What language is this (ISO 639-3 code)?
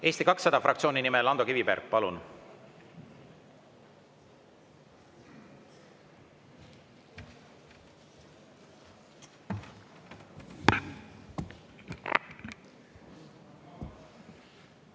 est